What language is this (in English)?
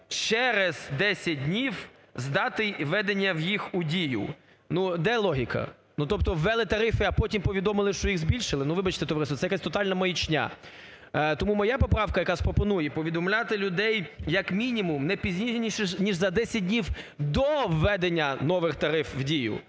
Ukrainian